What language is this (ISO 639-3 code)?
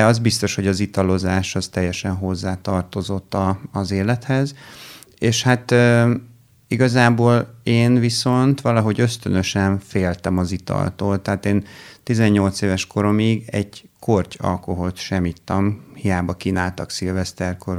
hun